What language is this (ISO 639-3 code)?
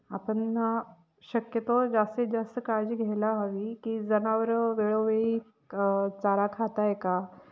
mar